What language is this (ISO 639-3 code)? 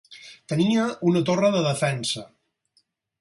cat